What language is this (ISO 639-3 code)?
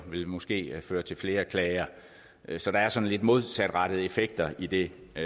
dan